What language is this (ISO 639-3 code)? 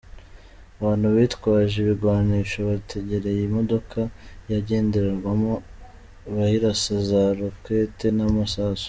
kin